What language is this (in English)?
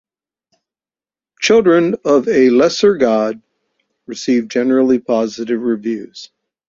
English